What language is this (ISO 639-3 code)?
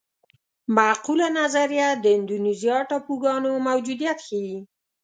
pus